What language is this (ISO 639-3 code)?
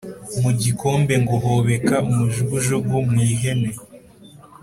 kin